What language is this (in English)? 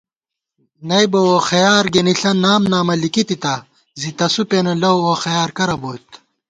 Gawar-Bati